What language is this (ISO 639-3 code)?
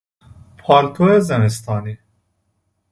fas